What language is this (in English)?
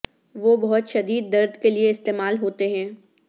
Urdu